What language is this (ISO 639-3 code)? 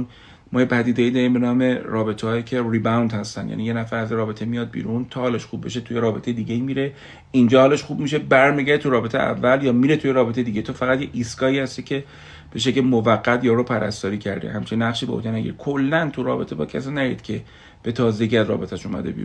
fas